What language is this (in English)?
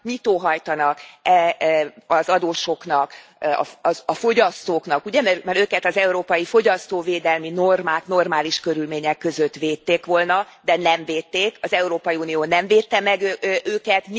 Hungarian